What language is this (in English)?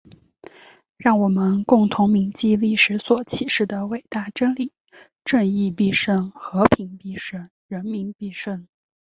Chinese